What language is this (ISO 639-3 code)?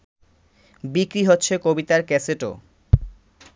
ben